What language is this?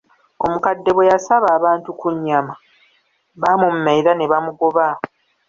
Ganda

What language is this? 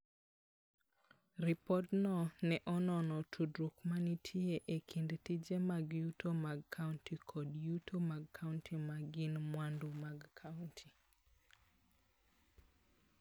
Luo (Kenya and Tanzania)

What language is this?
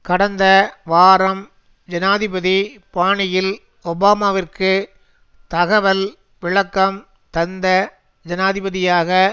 Tamil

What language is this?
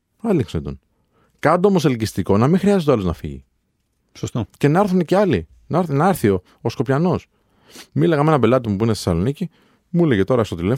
Greek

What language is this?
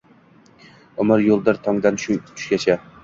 Uzbek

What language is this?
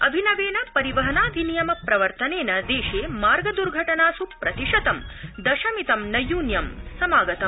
Sanskrit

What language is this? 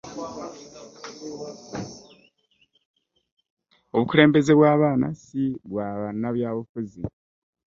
Ganda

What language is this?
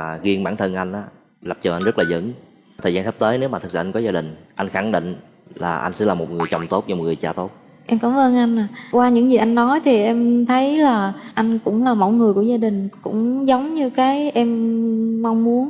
Vietnamese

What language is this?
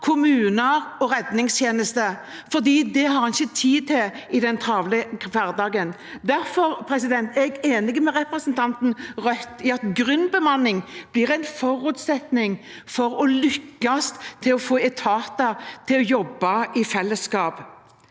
Norwegian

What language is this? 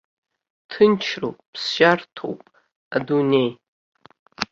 Abkhazian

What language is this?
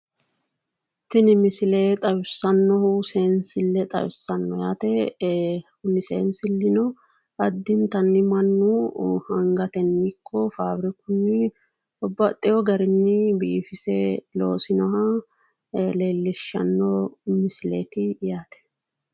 Sidamo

